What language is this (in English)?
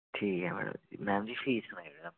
Dogri